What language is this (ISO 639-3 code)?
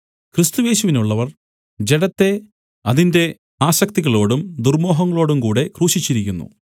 mal